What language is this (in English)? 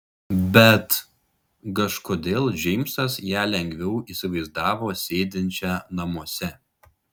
Lithuanian